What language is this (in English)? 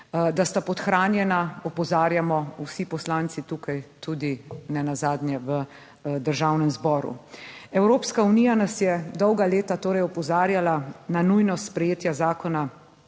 Slovenian